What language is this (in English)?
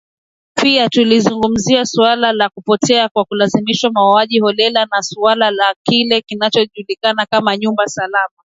Swahili